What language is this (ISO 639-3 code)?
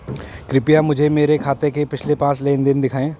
hin